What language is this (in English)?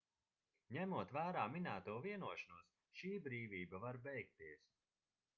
Latvian